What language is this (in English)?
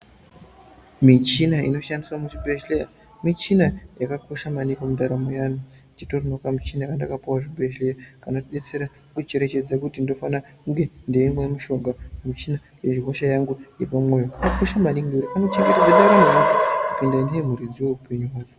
Ndau